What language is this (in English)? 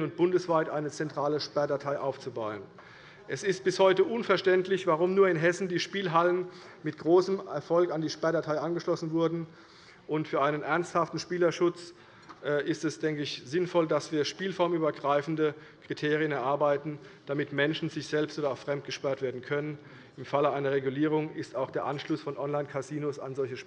German